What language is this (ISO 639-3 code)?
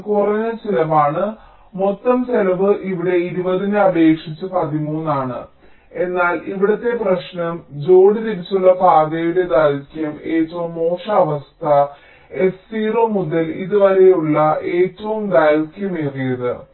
mal